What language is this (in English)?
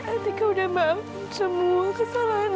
Indonesian